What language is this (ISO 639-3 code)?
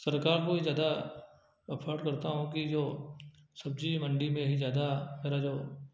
hin